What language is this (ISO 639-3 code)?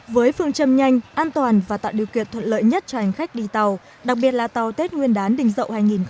vie